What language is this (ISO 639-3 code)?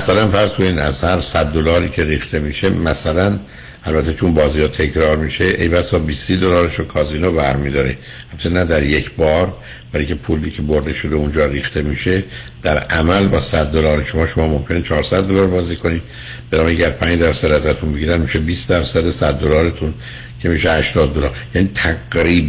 fas